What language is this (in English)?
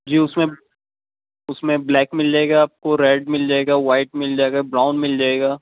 Urdu